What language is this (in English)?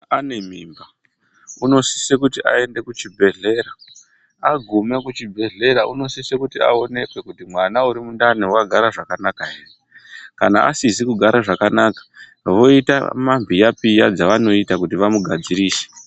Ndau